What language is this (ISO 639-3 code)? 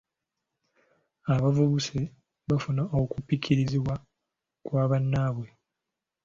lug